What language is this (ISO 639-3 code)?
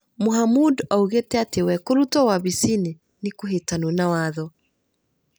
kik